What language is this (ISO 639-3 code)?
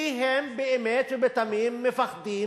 heb